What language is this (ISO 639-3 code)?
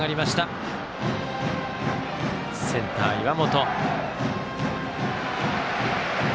jpn